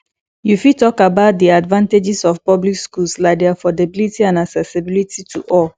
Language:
Nigerian Pidgin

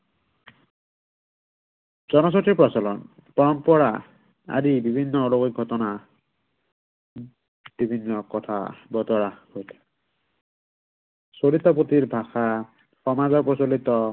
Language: Assamese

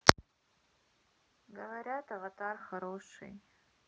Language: Russian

